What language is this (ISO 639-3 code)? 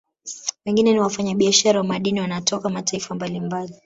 swa